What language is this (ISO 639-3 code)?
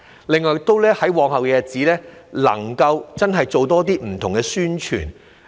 yue